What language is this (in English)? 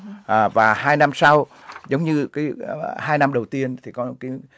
Vietnamese